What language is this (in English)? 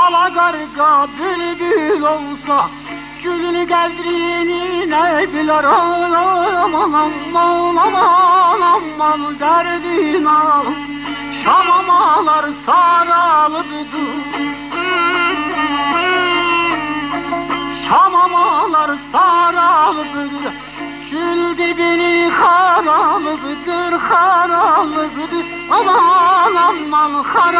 Turkish